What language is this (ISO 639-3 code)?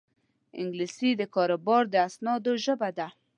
pus